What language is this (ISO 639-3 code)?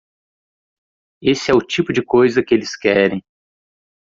por